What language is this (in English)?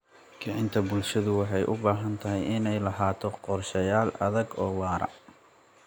Somali